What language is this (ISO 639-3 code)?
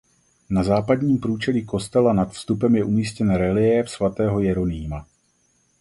ces